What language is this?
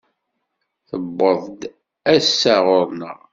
Kabyle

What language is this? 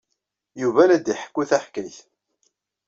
Kabyle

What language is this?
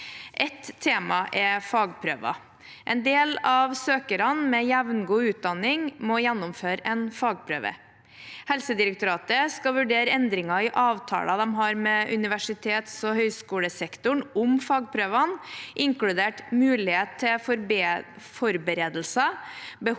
Norwegian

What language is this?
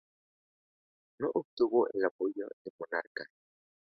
Spanish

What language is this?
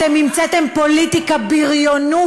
Hebrew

